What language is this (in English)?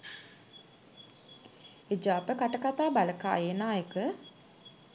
Sinhala